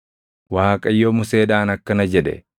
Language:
Oromo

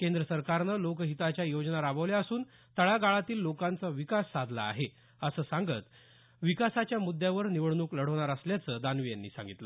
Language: Marathi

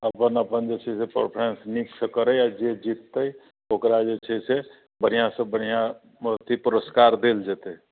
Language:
Maithili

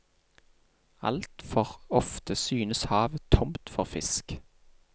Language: Norwegian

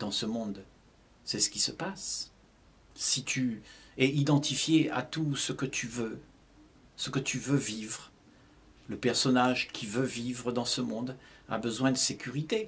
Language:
French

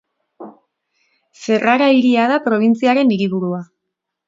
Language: Basque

